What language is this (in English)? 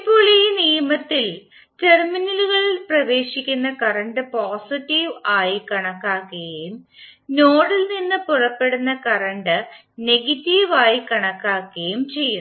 Malayalam